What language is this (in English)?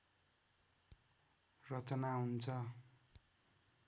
Nepali